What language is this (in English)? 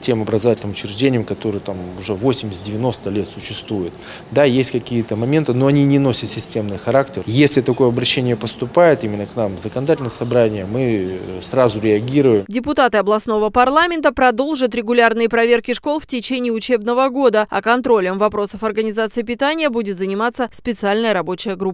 Russian